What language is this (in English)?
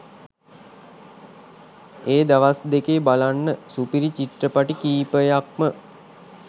Sinhala